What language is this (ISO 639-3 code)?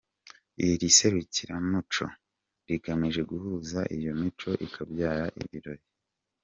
kin